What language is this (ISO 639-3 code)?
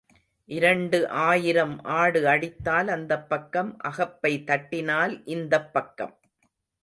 tam